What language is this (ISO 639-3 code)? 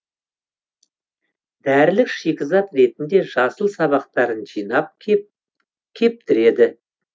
kaz